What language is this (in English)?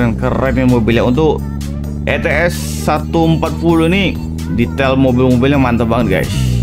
Indonesian